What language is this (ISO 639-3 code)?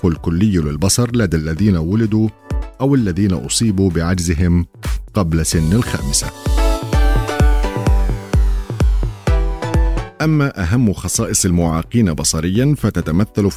ara